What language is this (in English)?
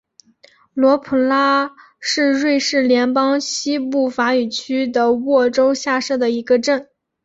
Chinese